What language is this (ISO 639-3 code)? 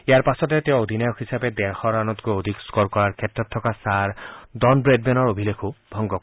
asm